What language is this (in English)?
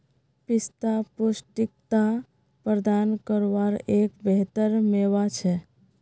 Magahi